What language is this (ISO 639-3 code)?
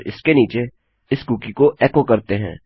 hin